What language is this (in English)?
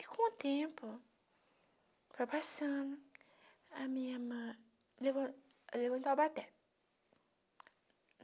Portuguese